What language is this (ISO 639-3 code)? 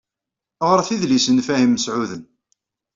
kab